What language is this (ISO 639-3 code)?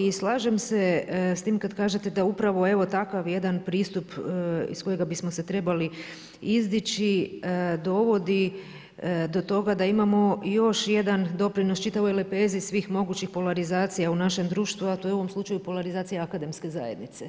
hrv